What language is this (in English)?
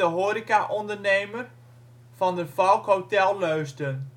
Dutch